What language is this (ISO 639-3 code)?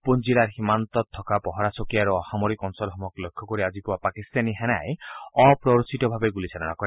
asm